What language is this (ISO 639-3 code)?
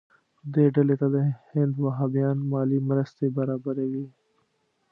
pus